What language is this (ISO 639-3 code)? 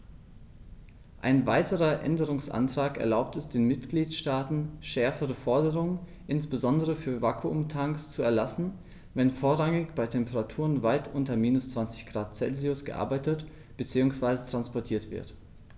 deu